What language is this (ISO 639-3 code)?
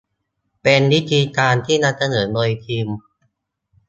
tha